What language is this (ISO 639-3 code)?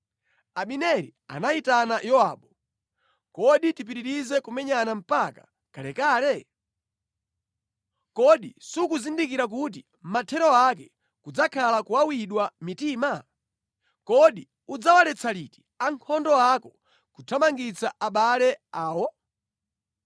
nya